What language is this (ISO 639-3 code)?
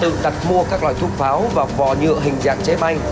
vie